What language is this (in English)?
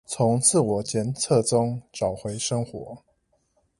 Chinese